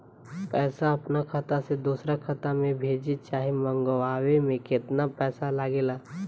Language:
Bhojpuri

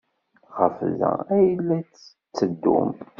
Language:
Kabyle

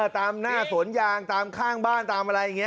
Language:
Thai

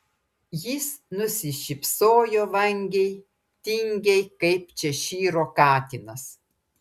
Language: Lithuanian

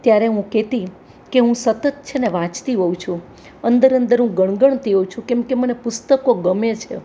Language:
Gujarati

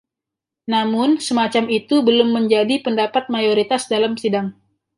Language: Indonesian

